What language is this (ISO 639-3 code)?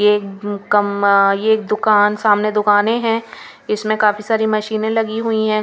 hin